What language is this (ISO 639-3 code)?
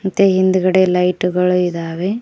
kan